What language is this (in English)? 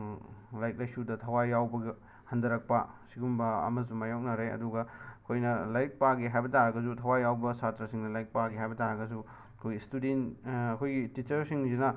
Manipuri